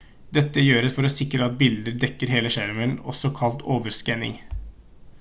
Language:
Norwegian Bokmål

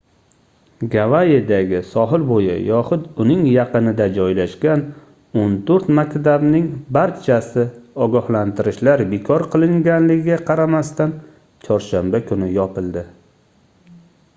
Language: Uzbek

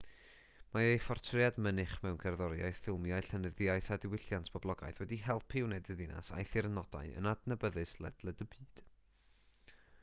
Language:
Welsh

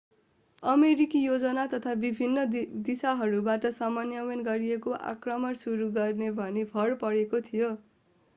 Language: Nepali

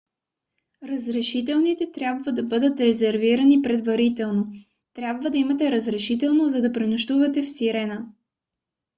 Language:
Bulgarian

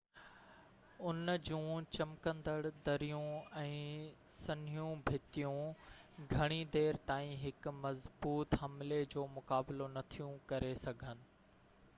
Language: Sindhi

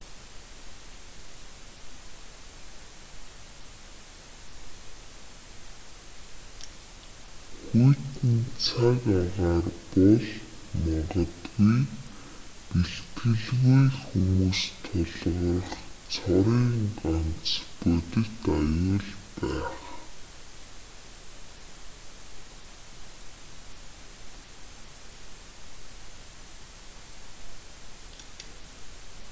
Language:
Mongolian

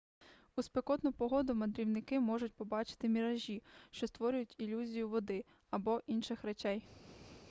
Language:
Ukrainian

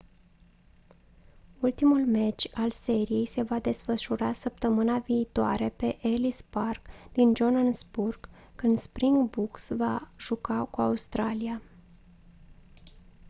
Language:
Romanian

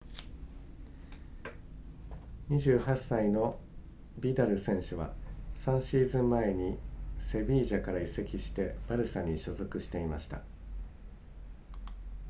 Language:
Japanese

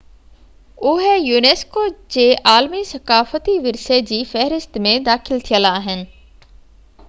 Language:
Sindhi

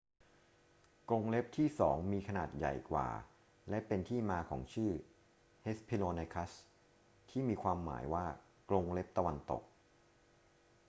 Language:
Thai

